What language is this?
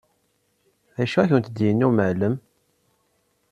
Kabyle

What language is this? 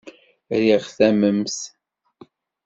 Kabyle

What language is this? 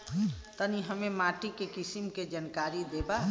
Bhojpuri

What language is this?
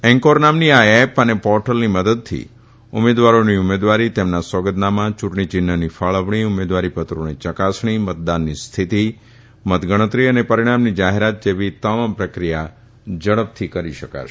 Gujarati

